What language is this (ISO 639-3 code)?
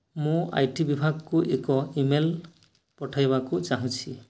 ori